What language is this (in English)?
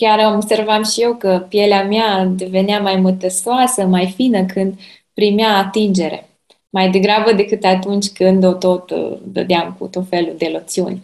Romanian